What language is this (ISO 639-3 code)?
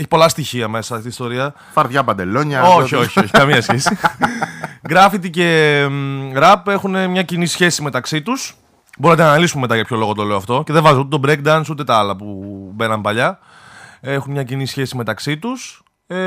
ell